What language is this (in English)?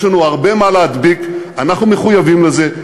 Hebrew